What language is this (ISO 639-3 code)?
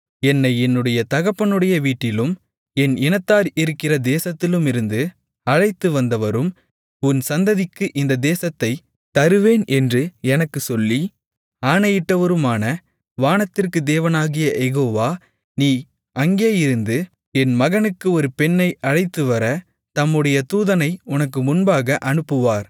tam